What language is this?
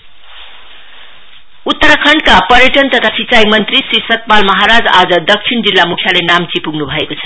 Nepali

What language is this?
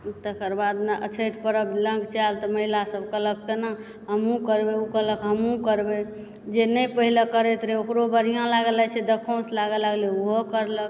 Maithili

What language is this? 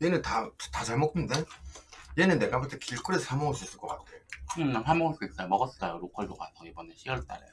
Korean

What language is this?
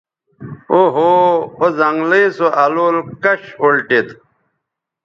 Bateri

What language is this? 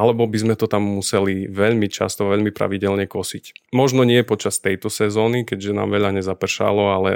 Slovak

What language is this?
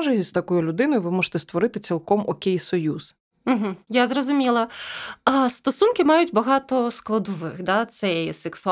Ukrainian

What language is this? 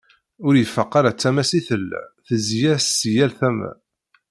Kabyle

